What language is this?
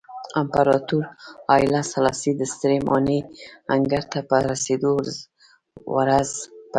Pashto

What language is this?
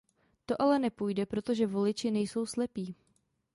Czech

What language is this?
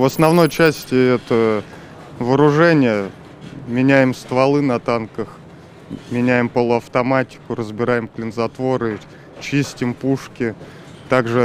Russian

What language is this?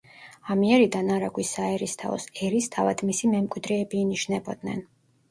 Georgian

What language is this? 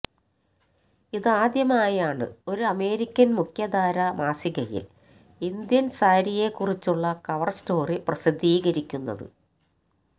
Malayalam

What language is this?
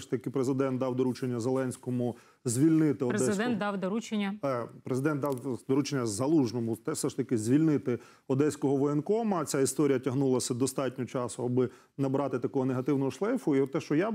Ukrainian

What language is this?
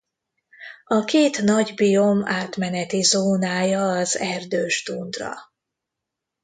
Hungarian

